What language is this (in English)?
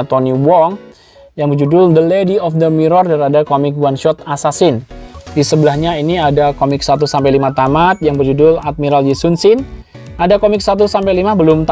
Indonesian